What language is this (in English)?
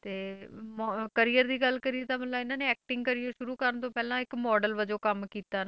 Punjabi